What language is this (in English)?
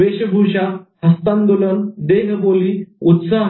Marathi